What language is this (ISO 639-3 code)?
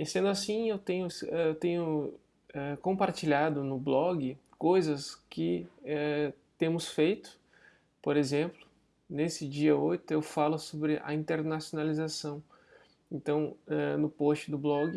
por